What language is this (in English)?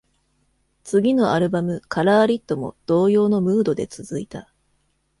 Japanese